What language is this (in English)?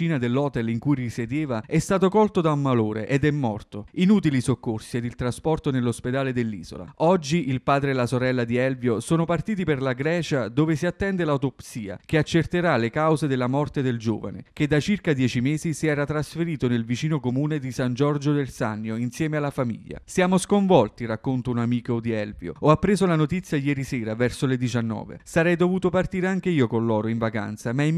Italian